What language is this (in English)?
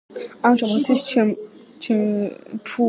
Georgian